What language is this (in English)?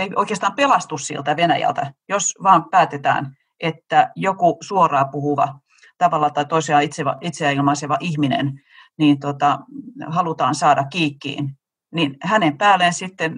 Finnish